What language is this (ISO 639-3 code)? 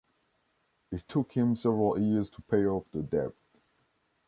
eng